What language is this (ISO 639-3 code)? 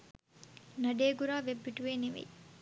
sin